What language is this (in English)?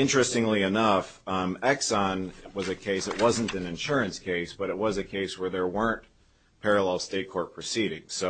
English